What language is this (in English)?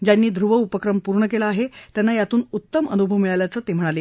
Marathi